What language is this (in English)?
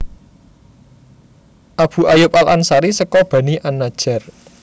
Javanese